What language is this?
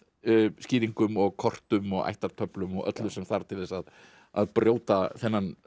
Icelandic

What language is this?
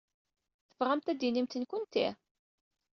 Kabyle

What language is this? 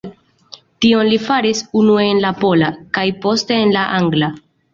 Esperanto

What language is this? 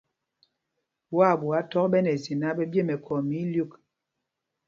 Mpumpong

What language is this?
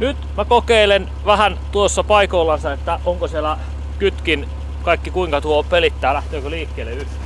Finnish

